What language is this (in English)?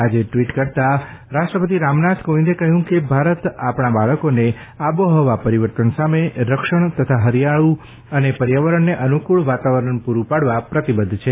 Gujarati